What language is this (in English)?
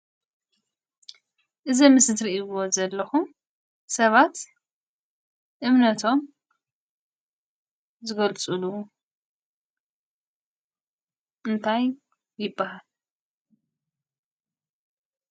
Tigrinya